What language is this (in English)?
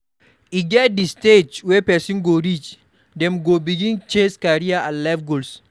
Nigerian Pidgin